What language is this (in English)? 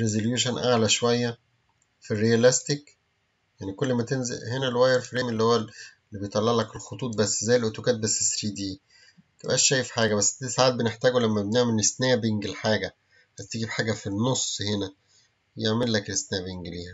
Arabic